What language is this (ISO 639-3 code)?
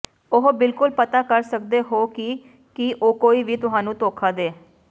pan